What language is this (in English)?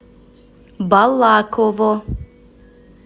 Russian